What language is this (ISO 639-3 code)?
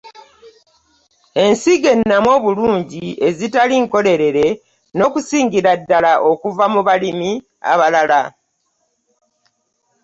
lug